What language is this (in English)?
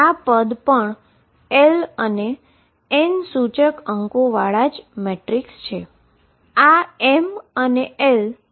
Gujarati